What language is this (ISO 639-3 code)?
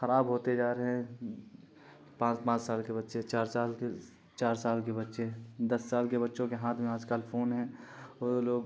urd